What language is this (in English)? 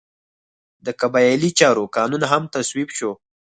Pashto